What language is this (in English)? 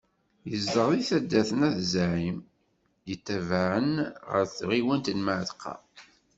Kabyle